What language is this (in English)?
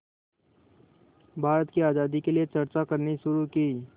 Hindi